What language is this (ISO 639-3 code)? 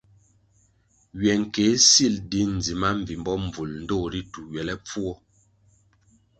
nmg